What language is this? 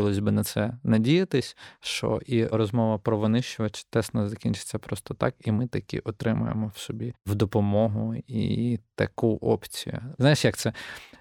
Ukrainian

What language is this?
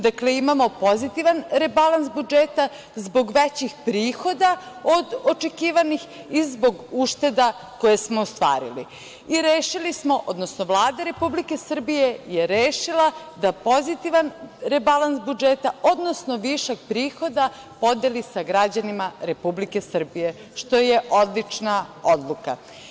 Serbian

